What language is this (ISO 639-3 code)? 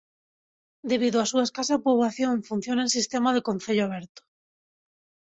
glg